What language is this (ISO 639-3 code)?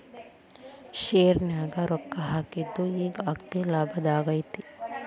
kan